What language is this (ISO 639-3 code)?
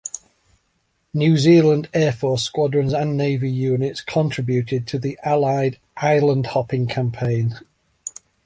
eng